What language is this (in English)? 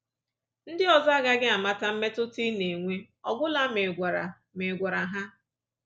Igbo